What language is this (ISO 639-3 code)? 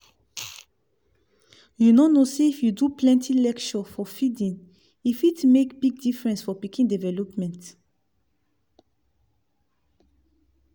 pcm